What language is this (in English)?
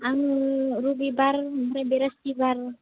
Bodo